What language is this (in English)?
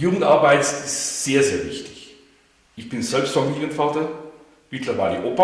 German